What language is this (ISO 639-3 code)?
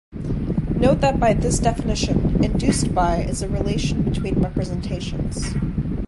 eng